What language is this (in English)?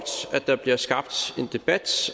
Danish